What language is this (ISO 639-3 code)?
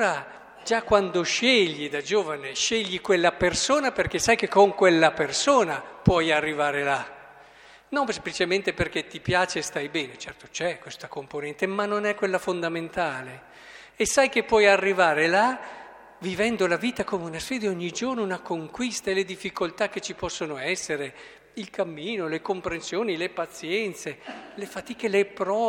ita